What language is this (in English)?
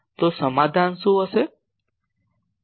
Gujarati